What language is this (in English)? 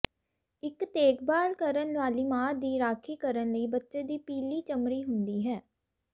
Punjabi